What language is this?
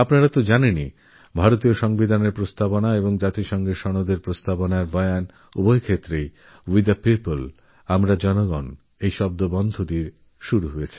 Bangla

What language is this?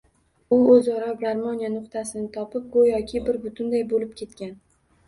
Uzbek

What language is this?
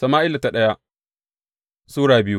Hausa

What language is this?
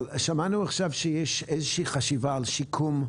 Hebrew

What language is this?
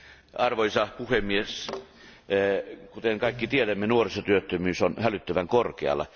Finnish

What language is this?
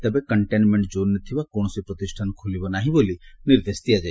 Odia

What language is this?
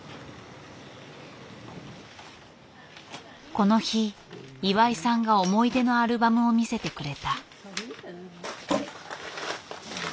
Japanese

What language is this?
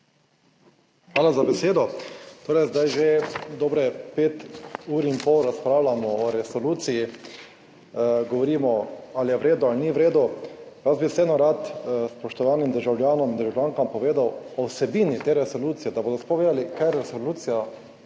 Slovenian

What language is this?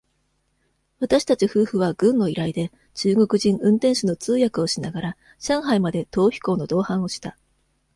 Japanese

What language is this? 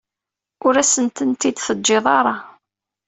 Kabyle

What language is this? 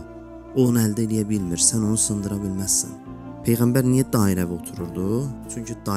Turkish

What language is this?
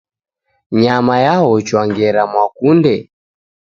Taita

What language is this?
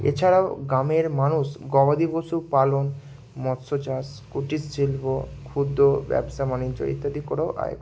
Bangla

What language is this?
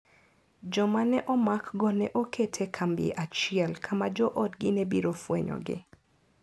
Luo (Kenya and Tanzania)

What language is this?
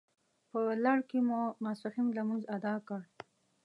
Pashto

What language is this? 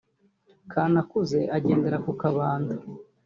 Kinyarwanda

